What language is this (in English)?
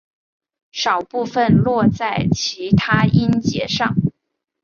Chinese